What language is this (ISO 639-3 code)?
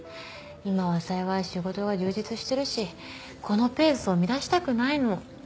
jpn